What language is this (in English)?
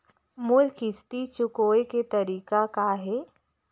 Chhattisgarhi